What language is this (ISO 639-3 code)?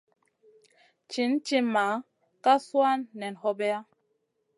mcn